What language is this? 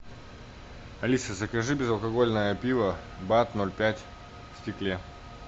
Russian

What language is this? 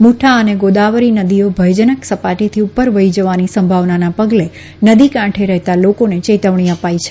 Gujarati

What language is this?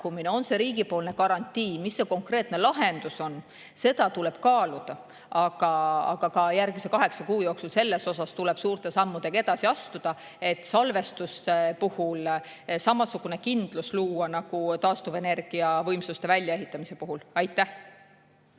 Estonian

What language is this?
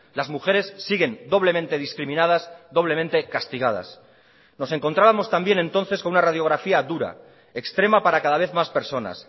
Spanish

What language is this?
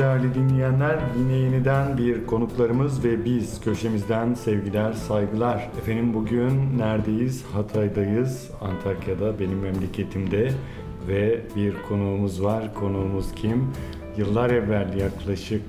Turkish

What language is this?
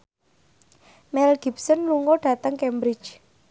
Javanese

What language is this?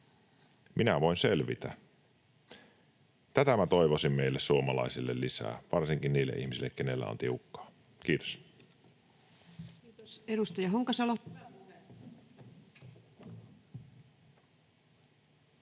Finnish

